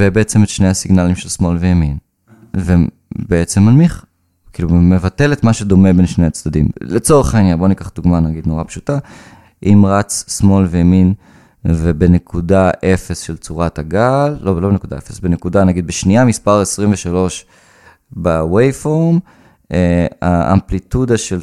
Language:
Hebrew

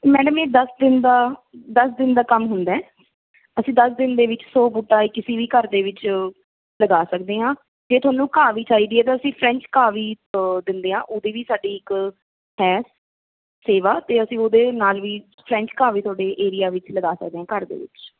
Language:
Punjabi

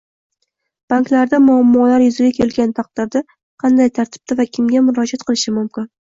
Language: Uzbek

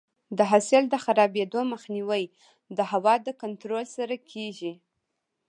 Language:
Pashto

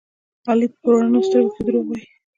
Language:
Pashto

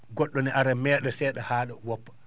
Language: Fula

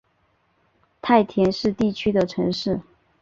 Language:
Chinese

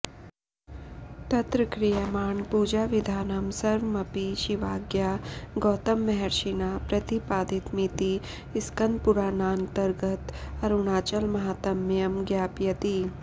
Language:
Sanskrit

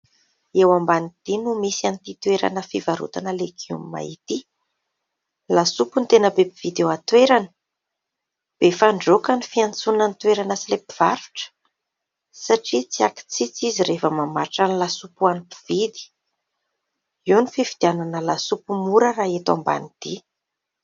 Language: Malagasy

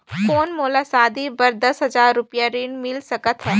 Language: Chhattisgarhi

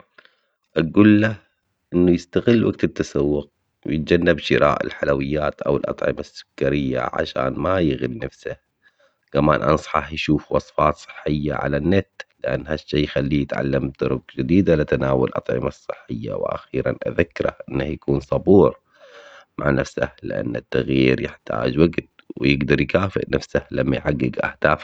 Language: Omani Arabic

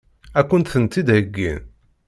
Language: Kabyle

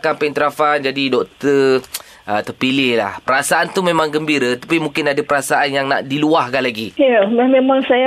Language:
Malay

